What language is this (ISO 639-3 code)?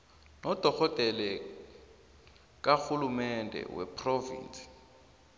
nbl